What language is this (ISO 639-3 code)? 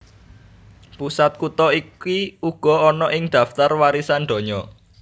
jav